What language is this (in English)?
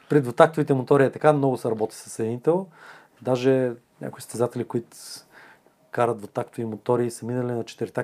Bulgarian